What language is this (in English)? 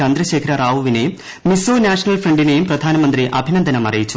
Malayalam